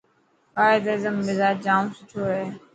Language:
Dhatki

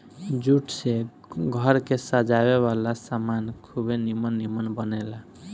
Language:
Bhojpuri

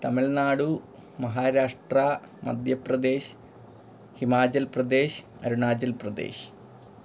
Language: Malayalam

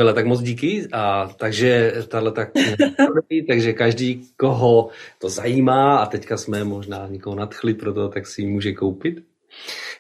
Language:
Czech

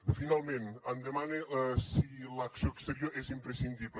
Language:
Catalan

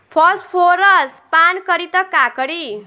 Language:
Bhojpuri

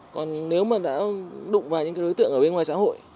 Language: Vietnamese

